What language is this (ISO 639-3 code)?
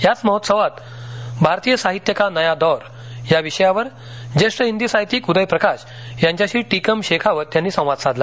mar